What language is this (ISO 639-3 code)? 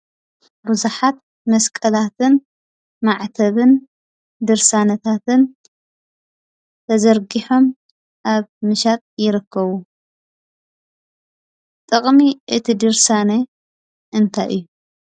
tir